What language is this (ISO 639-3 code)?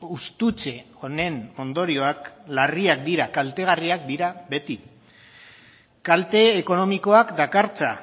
eus